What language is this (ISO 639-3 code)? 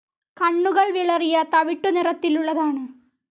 mal